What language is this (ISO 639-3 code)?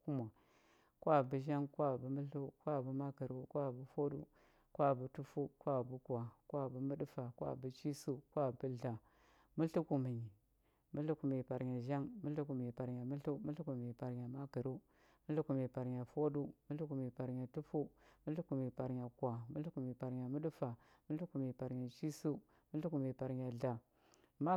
hbb